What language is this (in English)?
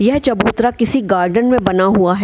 Hindi